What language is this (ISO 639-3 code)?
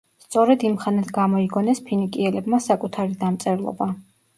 kat